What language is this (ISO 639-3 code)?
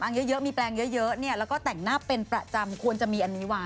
tha